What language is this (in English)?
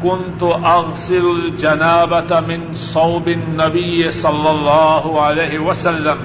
Urdu